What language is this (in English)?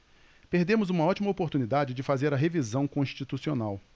Portuguese